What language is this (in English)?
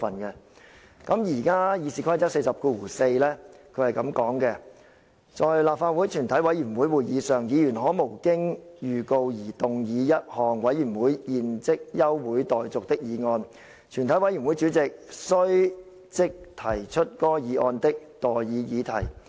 Cantonese